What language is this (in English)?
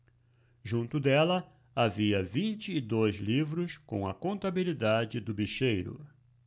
Portuguese